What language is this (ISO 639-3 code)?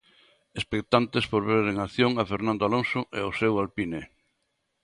glg